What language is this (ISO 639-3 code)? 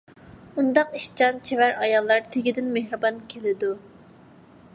uig